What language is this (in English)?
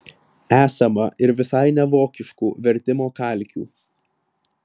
Lithuanian